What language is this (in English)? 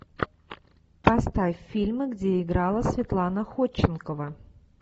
Russian